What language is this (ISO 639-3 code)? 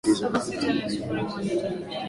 swa